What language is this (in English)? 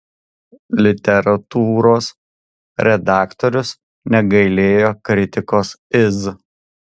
Lithuanian